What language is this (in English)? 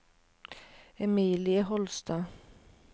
Norwegian